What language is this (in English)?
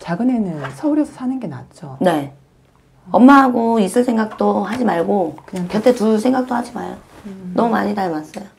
Korean